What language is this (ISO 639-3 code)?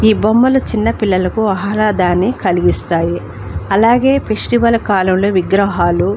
tel